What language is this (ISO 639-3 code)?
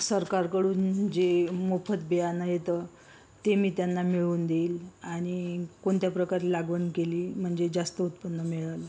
mar